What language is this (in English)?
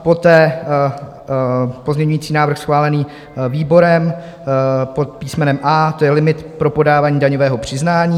Czech